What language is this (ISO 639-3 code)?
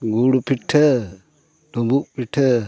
sat